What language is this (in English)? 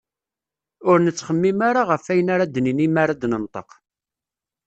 Kabyle